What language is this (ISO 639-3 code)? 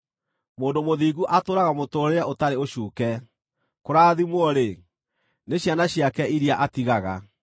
kik